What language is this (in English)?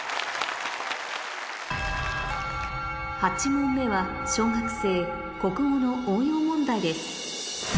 Japanese